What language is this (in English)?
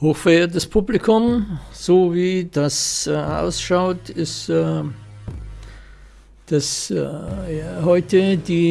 German